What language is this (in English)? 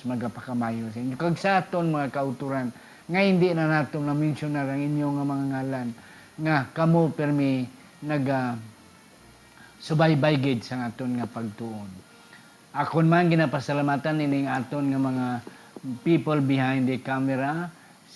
Filipino